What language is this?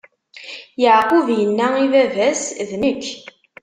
Kabyle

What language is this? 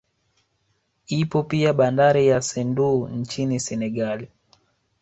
Swahili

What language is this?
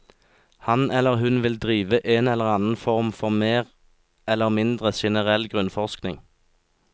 Norwegian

